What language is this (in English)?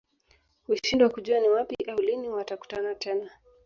Swahili